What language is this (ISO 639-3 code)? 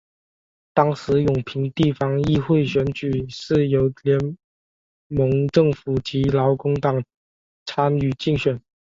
zho